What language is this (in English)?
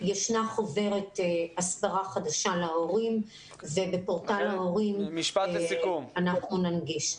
Hebrew